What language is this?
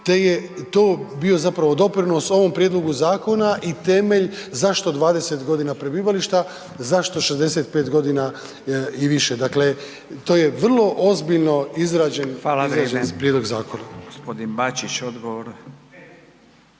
Croatian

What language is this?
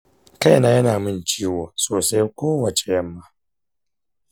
Hausa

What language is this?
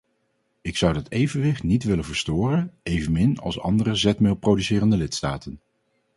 Dutch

